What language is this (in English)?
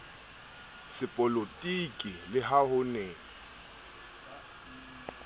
Southern Sotho